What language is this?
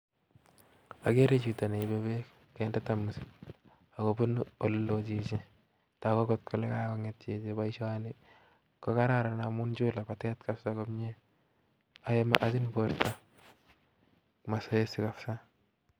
Kalenjin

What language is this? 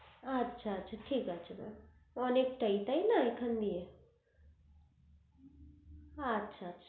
Bangla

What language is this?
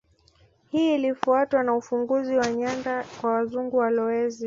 Swahili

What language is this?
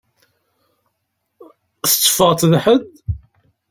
Kabyle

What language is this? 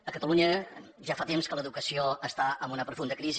Catalan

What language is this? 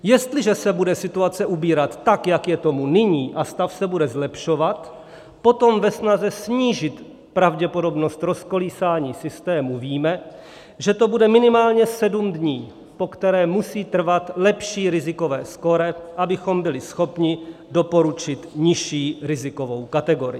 Czech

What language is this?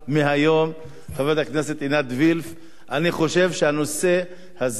Hebrew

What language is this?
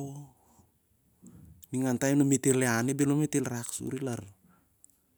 Siar-Lak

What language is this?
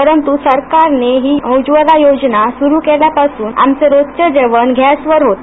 Marathi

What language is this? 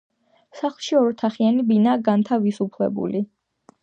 Georgian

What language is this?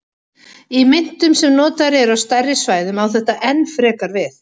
Icelandic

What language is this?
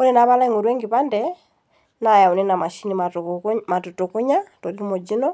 Masai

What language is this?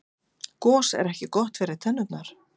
Icelandic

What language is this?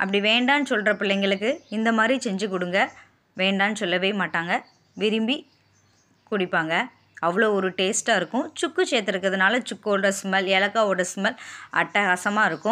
Romanian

